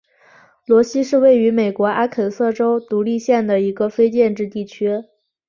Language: Chinese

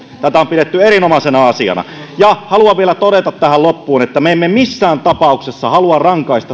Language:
Finnish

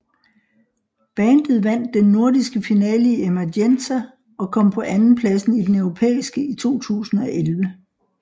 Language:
Danish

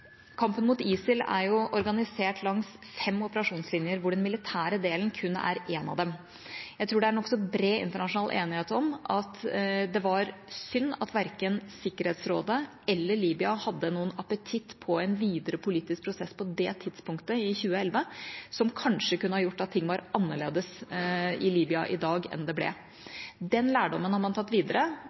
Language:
Norwegian Bokmål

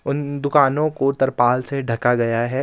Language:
Hindi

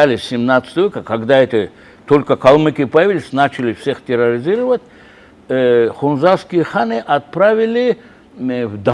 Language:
Russian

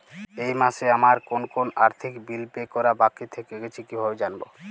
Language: Bangla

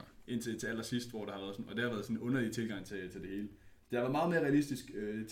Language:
Danish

